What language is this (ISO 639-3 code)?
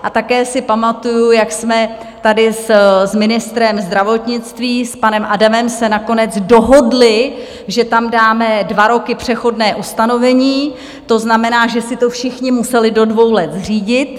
ces